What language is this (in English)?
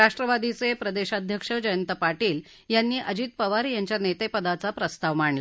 Marathi